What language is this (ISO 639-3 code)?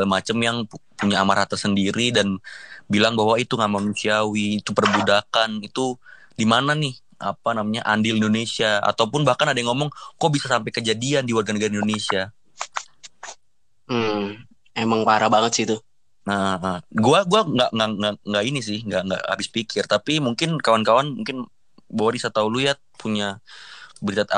ind